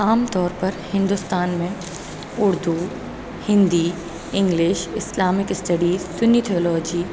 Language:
Urdu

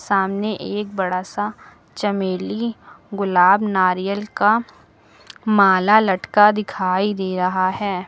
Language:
Hindi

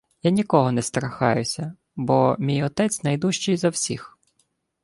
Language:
Ukrainian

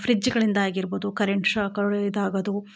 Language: Kannada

